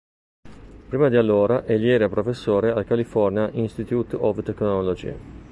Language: Italian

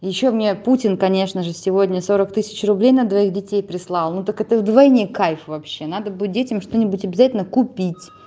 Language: Russian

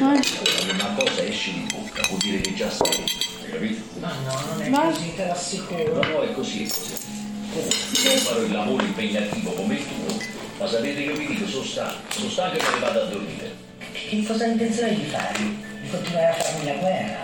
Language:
Italian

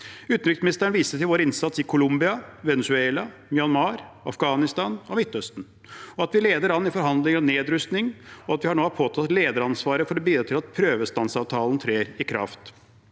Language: Norwegian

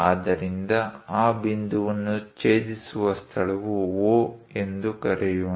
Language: Kannada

